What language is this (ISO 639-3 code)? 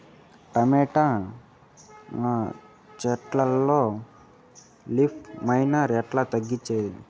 tel